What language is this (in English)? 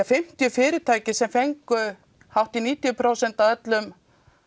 Icelandic